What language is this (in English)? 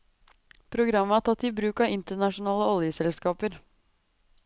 Norwegian